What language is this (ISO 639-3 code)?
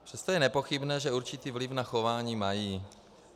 ces